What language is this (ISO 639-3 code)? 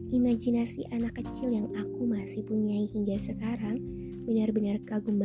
ind